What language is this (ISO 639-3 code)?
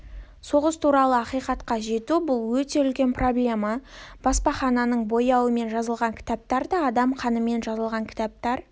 kaz